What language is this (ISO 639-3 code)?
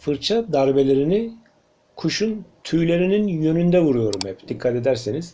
tur